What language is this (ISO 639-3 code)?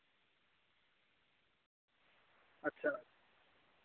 doi